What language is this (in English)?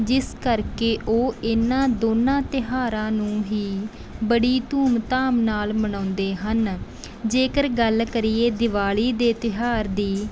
Punjabi